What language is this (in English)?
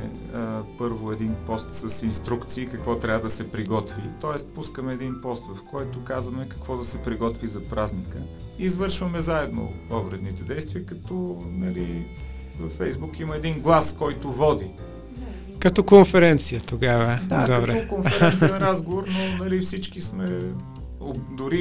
Bulgarian